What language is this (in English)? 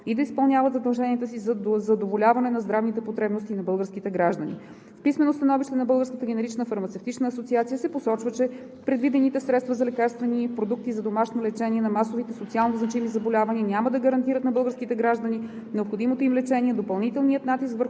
Bulgarian